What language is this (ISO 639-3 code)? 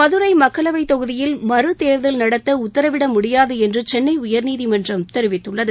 tam